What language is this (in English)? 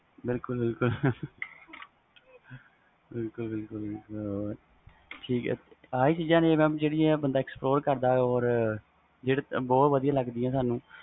Punjabi